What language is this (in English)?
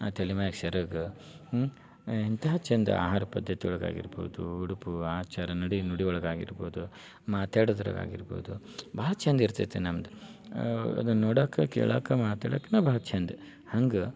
Kannada